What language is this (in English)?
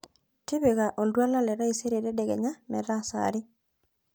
Masai